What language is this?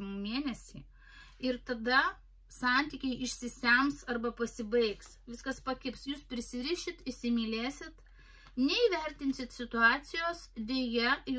Lithuanian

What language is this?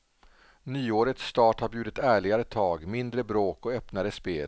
Swedish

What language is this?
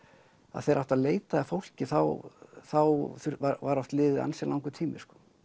Icelandic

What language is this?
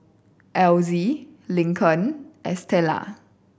English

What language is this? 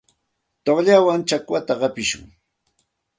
Santa Ana de Tusi Pasco Quechua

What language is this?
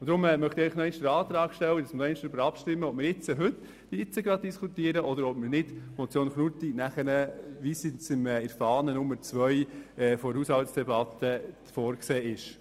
Swiss German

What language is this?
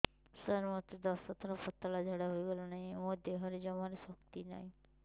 Odia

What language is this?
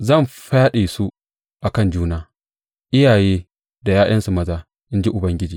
Hausa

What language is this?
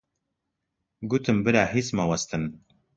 Central Kurdish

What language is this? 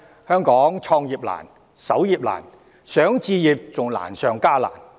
Cantonese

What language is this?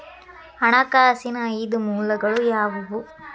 Kannada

